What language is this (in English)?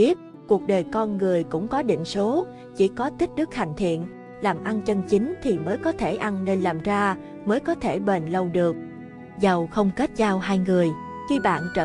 Vietnamese